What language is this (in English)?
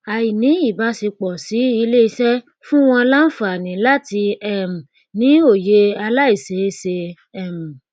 Yoruba